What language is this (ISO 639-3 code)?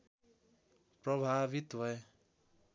nep